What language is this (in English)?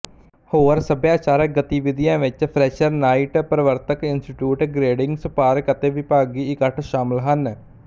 Punjabi